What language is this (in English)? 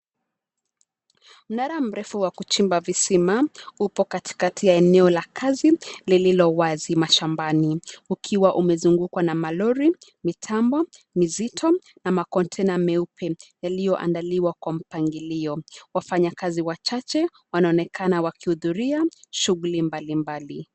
Swahili